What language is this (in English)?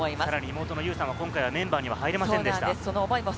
Japanese